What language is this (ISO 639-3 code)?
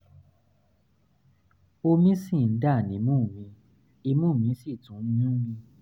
yor